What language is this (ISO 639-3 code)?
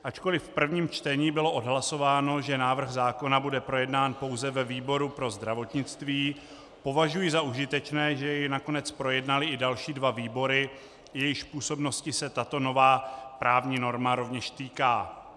ces